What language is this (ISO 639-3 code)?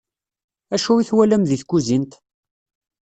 kab